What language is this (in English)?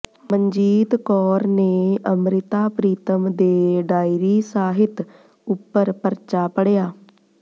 Punjabi